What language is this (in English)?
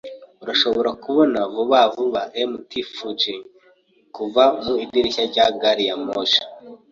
Kinyarwanda